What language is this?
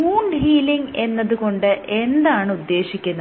Malayalam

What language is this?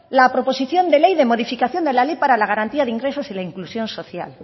Spanish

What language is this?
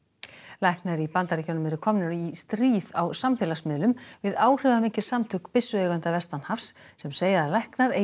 Icelandic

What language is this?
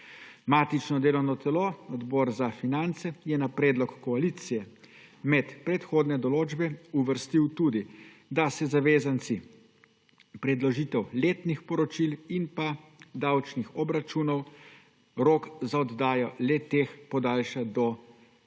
Slovenian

